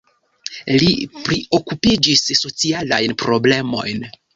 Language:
Esperanto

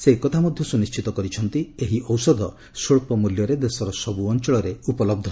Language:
Odia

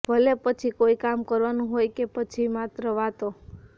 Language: Gujarati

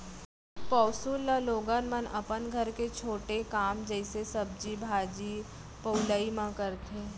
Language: Chhattisgarhi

